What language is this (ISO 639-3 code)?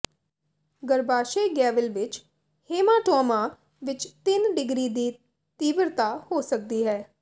pan